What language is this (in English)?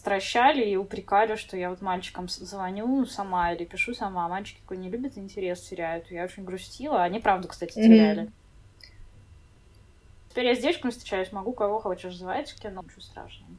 Russian